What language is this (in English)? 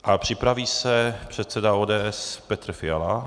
Czech